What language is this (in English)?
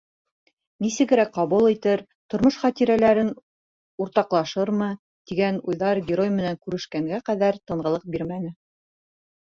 Bashkir